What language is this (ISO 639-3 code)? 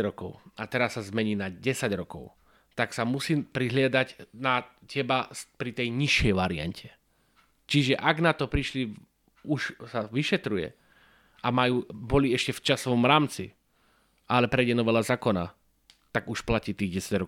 slk